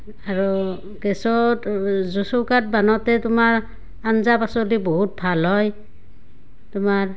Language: Assamese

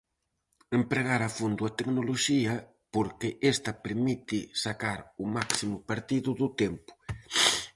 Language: Galician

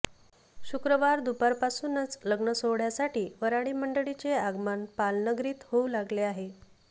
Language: Marathi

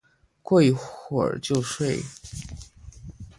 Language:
Chinese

